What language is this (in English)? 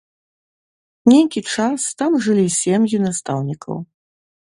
Belarusian